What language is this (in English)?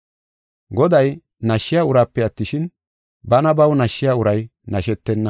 Gofa